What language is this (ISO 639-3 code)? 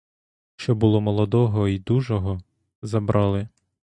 ukr